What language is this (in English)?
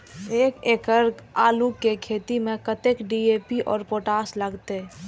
Maithili